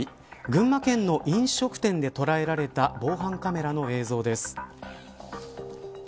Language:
Japanese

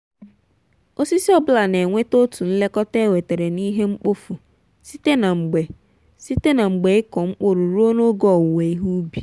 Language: Igbo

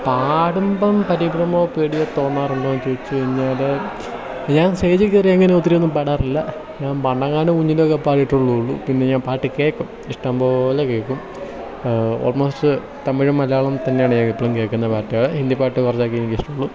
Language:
Malayalam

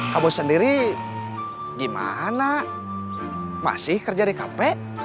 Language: Indonesian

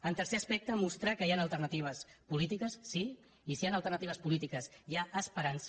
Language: Catalan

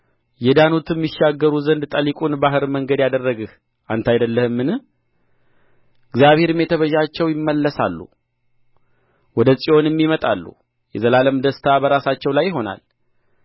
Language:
Amharic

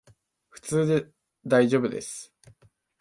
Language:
Japanese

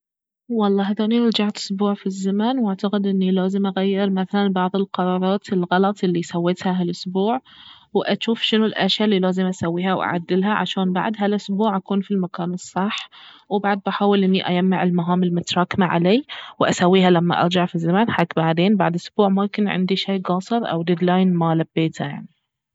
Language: Baharna Arabic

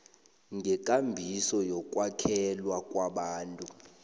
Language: South Ndebele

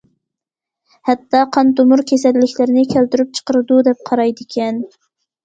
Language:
Uyghur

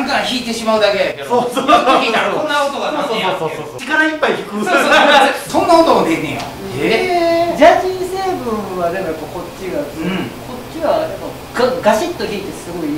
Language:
Japanese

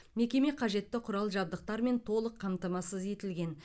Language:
Kazakh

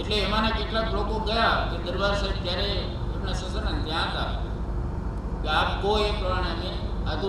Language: Gujarati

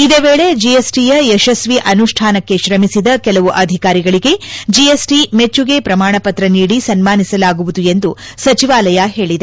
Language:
Kannada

